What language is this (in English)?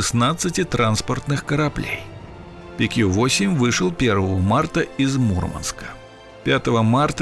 Russian